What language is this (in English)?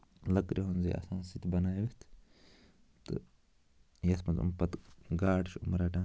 Kashmiri